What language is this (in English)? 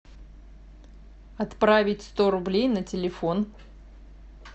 Russian